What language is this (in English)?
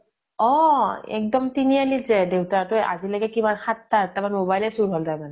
Assamese